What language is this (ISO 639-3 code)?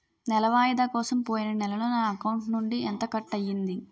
tel